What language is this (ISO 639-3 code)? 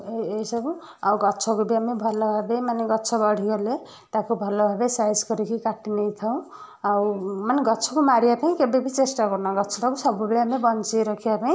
ori